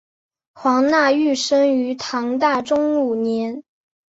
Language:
Chinese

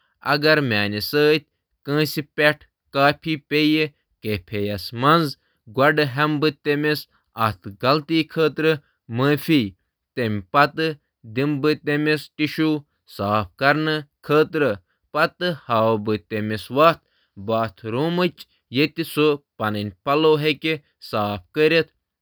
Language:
Kashmiri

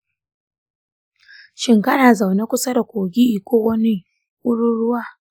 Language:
Hausa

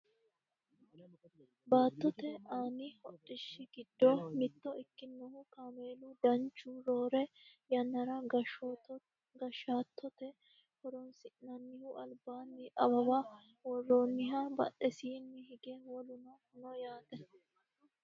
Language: Sidamo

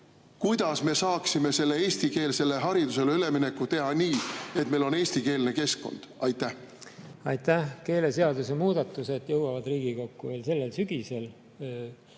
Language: Estonian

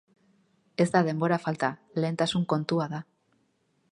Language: Basque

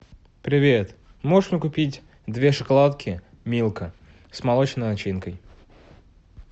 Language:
Russian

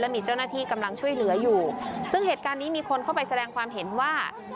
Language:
Thai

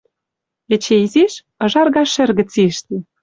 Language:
Western Mari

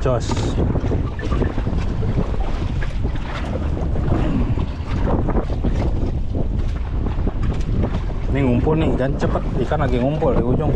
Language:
Indonesian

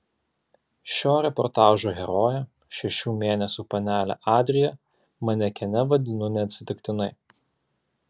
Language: Lithuanian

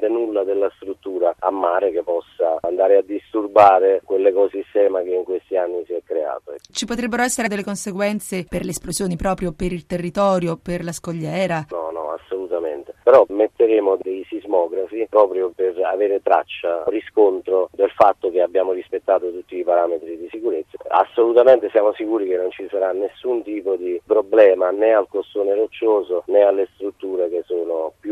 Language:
Italian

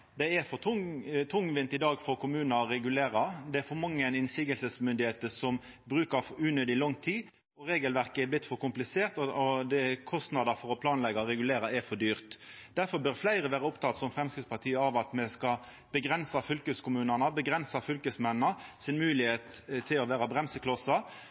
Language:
Norwegian Nynorsk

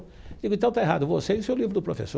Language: Portuguese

